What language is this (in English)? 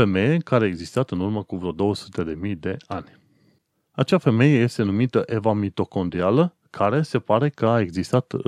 Romanian